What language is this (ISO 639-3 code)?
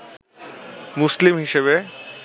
ben